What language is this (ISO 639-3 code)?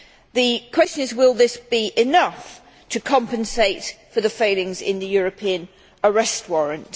eng